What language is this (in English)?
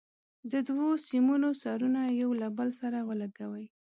Pashto